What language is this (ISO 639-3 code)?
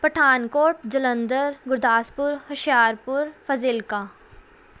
pan